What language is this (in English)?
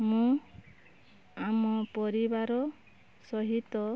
Odia